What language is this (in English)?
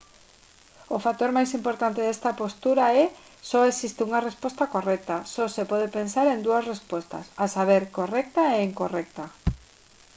Galician